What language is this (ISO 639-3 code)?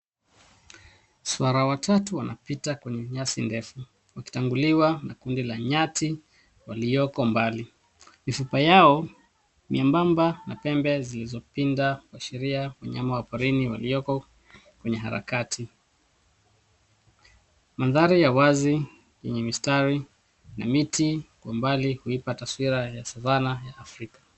swa